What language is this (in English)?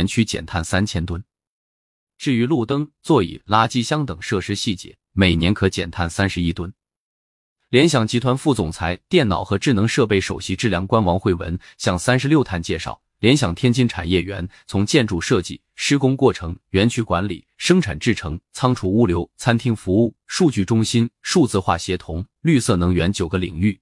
Chinese